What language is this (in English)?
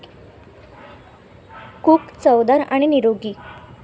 Marathi